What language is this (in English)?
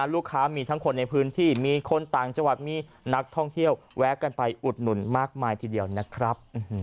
Thai